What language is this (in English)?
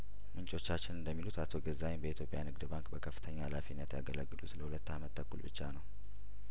Amharic